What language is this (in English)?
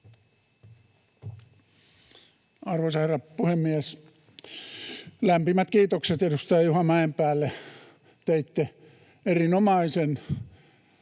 Finnish